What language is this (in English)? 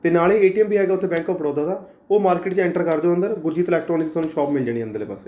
Punjabi